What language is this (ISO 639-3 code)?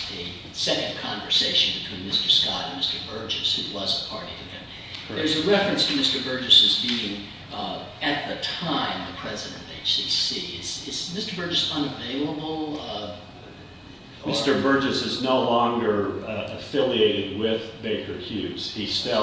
eng